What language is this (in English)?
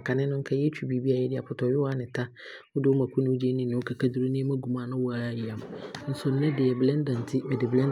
Abron